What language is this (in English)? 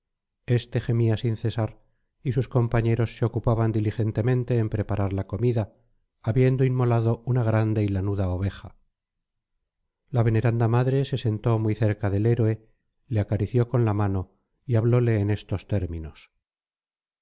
Spanish